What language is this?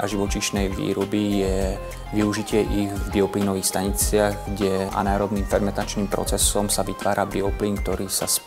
Czech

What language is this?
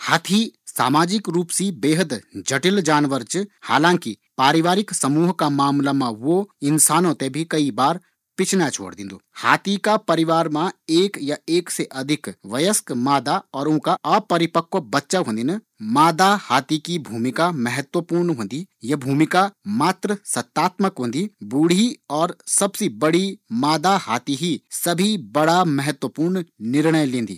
Garhwali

